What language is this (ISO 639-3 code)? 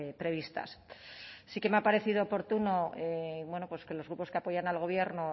spa